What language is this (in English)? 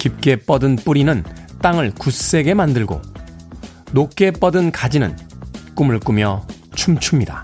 Korean